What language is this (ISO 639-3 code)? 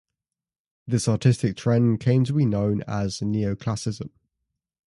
eng